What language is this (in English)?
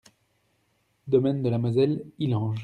French